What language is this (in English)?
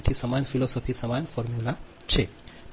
Gujarati